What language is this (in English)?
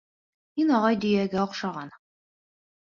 Bashkir